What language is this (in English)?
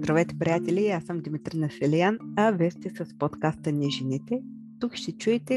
Bulgarian